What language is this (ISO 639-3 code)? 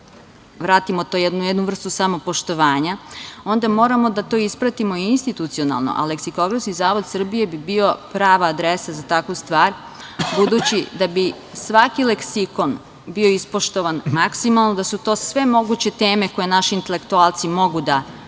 srp